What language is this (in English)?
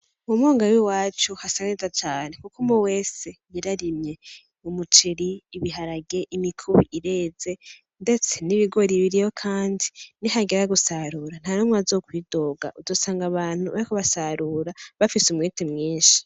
Rundi